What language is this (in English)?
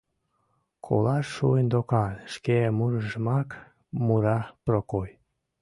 Mari